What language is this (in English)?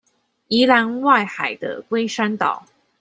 Chinese